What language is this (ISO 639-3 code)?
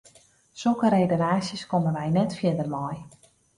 fry